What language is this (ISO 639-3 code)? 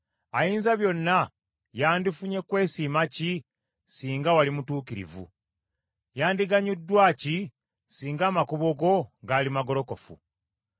lug